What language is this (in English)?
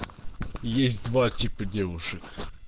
Russian